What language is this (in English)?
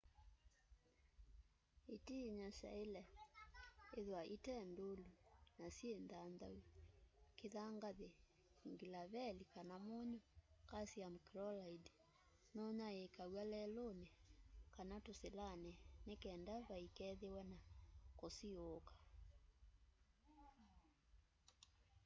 Kamba